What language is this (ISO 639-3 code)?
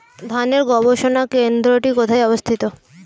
ben